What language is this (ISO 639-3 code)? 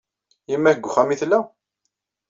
kab